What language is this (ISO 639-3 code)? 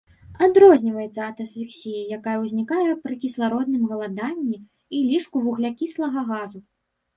bel